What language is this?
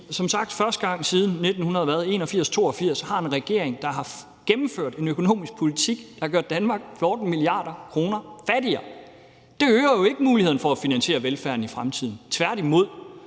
Danish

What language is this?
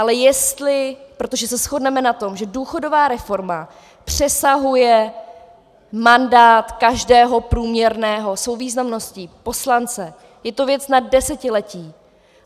Czech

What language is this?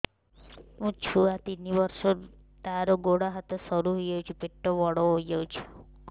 Odia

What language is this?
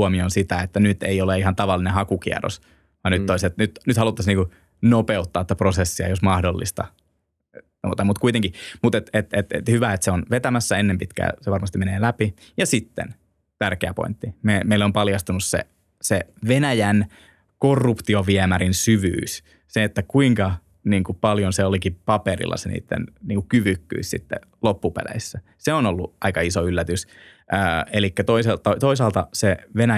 Finnish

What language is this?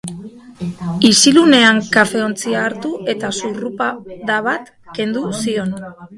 Basque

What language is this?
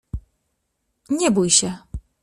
Polish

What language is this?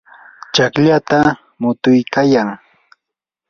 Yanahuanca Pasco Quechua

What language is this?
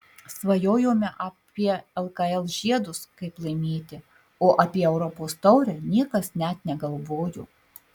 Lithuanian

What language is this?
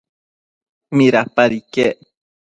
Matsés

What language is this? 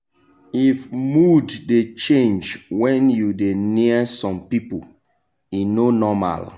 Nigerian Pidgin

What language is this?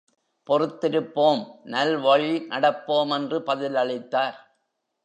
Tamil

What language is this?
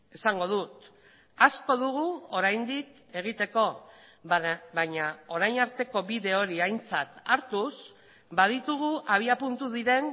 Basque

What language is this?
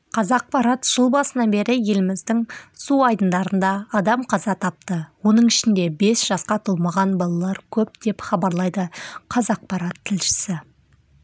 Kazakh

